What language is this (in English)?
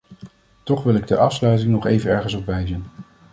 Dutch